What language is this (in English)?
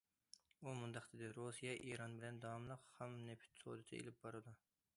Uyghur